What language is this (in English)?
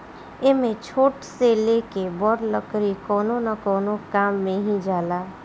Bhojpuri